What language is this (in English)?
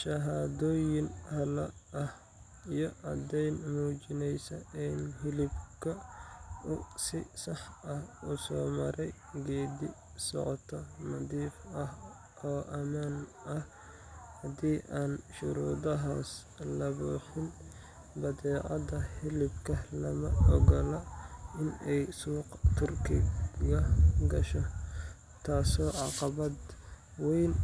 Somali